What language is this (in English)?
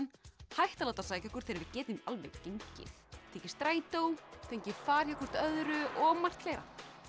Icelandic